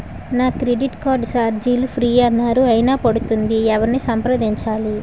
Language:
Telugu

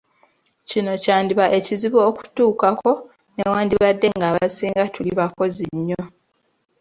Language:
Ganda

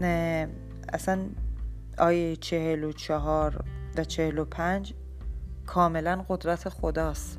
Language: Persian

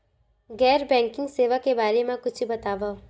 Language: Chhattisgarhi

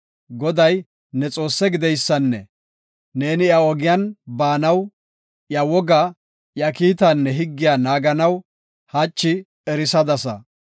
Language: Gofa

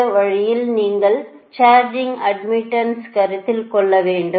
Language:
Tamil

